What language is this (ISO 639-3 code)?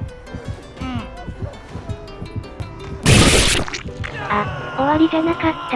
jpn